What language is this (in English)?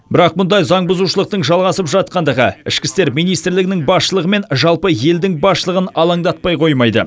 Kazakh